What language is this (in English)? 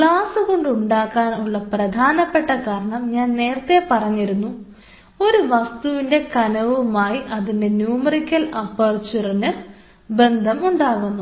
Malayalam